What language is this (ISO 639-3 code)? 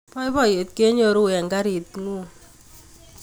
kln